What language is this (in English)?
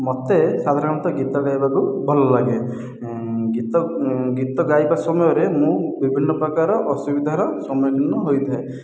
Odia